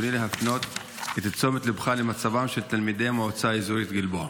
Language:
Hebrew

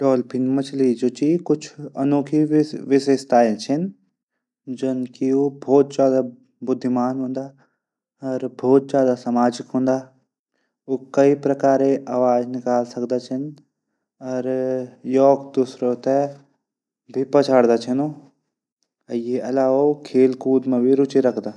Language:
Garhwali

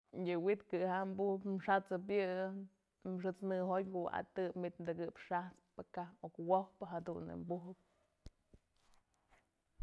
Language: Mazatlán Mixe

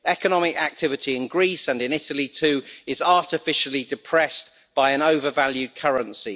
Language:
English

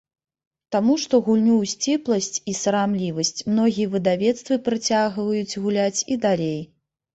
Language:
Belarusian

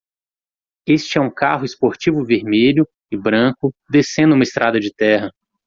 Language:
Portuguese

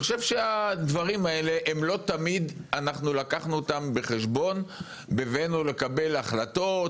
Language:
Hebrew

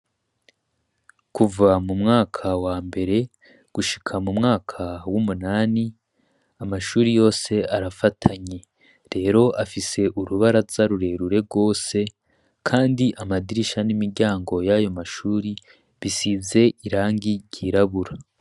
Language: Rundi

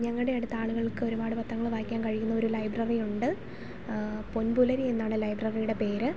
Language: Malayalam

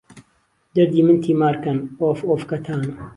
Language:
Central Kurdish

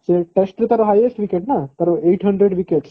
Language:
Odia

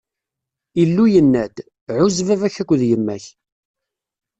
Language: Kabyle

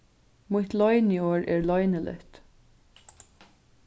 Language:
Faroese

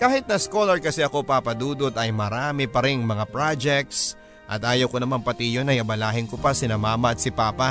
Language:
Filipino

